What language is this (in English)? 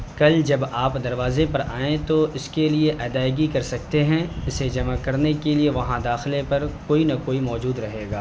Urdu